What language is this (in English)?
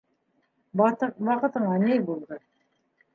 Bashkir